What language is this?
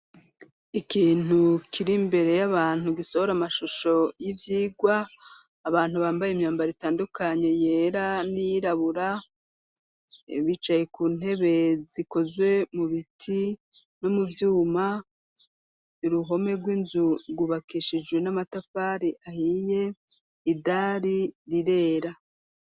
Rundi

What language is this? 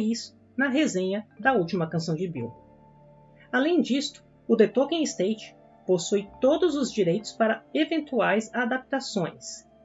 Portuguese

